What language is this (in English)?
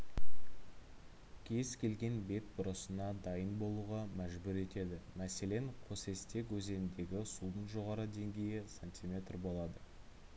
Kazakh